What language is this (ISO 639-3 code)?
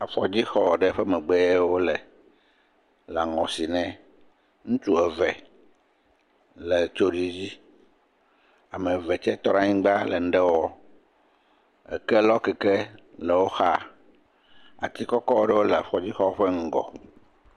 ewe